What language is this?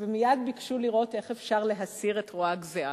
Hebrew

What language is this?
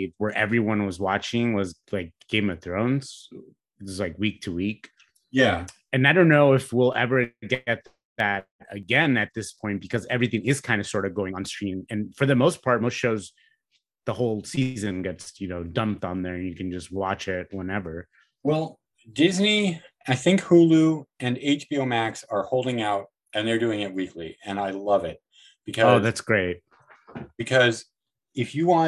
English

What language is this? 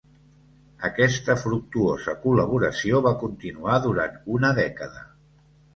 Catalan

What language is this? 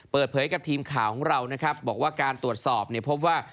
Thai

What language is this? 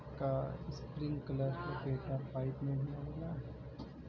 Bhojpuri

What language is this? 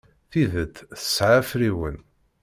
Kabyle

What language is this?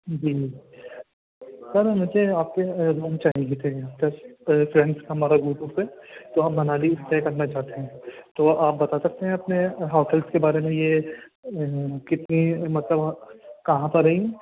Urdu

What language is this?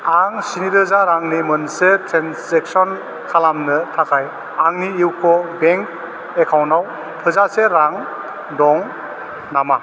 Bodo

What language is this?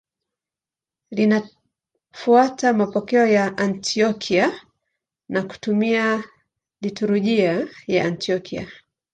Swahili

